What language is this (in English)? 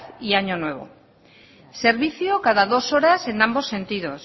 Spanish